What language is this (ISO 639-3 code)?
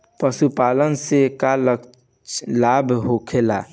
bho